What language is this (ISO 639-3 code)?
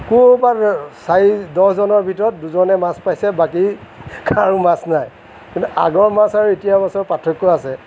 asm